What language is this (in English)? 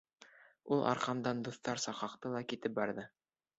Bashkir